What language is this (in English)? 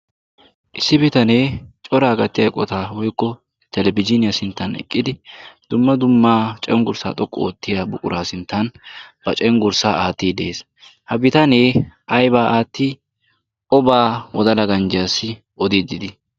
Wolaytta